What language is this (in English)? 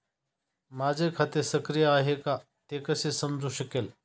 Marathi